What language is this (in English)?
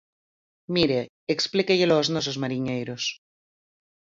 Galician